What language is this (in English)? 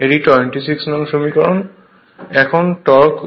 Bangla